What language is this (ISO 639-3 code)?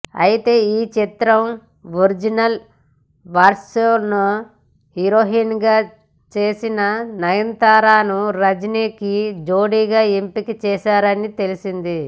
tel